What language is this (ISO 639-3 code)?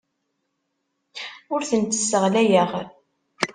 kab